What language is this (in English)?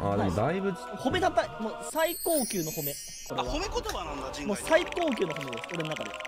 Japanese